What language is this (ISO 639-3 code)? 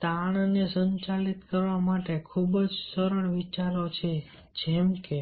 guj